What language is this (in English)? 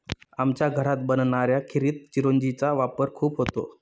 Marathi